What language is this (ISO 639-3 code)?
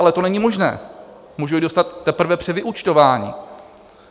ces